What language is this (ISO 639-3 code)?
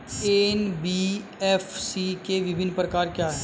hin